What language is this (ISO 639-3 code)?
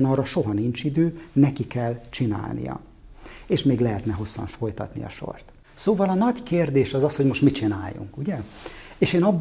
hun